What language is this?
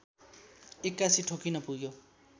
Nepali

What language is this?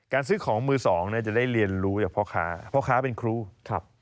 Thai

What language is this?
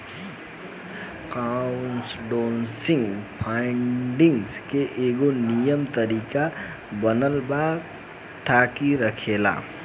Bhojpuri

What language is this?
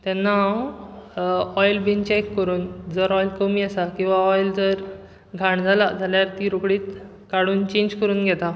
Konkani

